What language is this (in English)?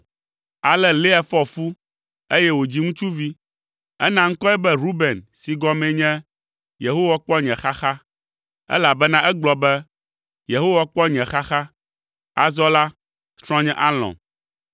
Ewe